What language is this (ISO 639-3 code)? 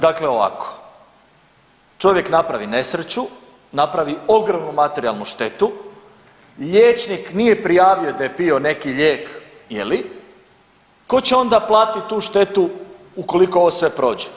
hrv